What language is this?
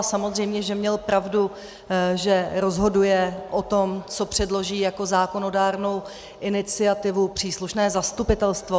Czech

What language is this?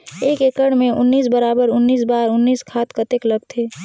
Chhattisgarhi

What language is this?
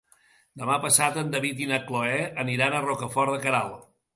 Catalan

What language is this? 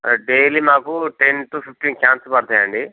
Telugu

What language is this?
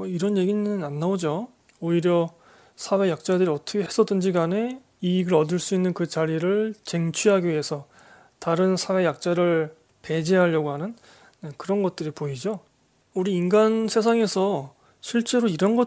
Korean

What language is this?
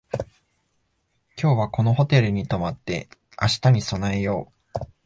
Japanese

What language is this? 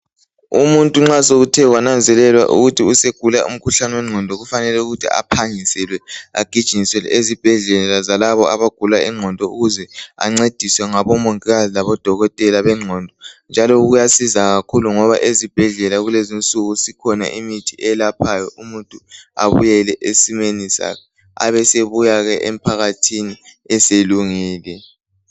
North Ndebele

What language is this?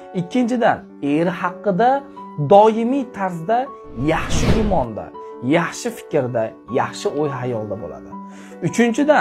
Turkish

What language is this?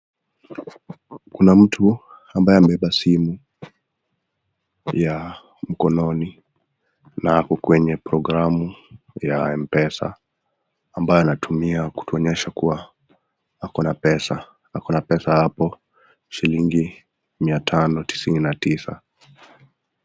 Swahili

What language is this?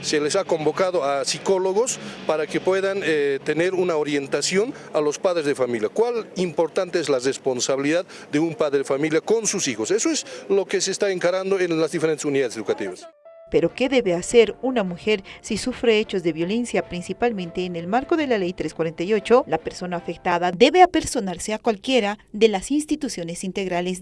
Spanish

